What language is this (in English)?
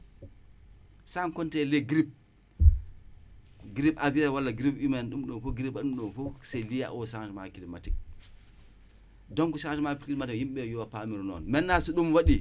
Wolof